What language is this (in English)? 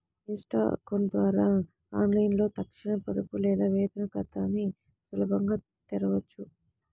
Telugu